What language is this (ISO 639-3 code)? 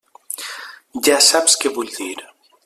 cat